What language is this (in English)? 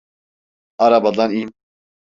Turkish